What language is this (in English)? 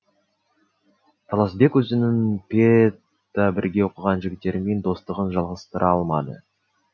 Kazakh